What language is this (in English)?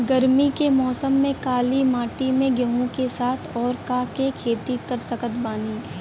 Bhojpuri